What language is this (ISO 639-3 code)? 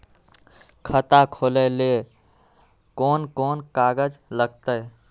mag